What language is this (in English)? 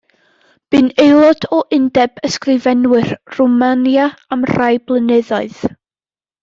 Welsh